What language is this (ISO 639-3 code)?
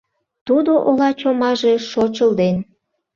chm